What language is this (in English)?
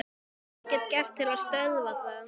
Icelandic